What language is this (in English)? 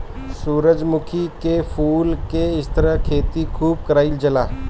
Bhojpuri